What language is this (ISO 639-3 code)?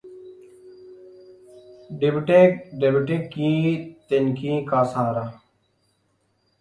urd